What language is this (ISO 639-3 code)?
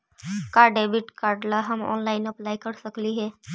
mag